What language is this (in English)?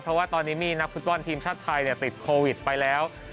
Thai